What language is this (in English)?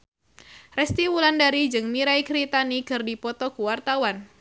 Sundanese